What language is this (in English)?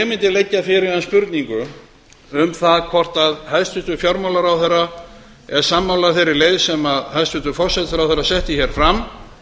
Icelandic